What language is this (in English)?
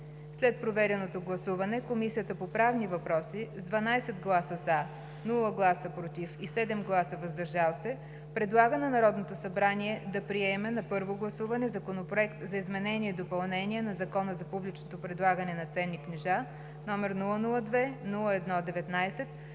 Bulgarian